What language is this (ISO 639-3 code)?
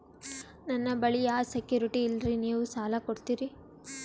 kan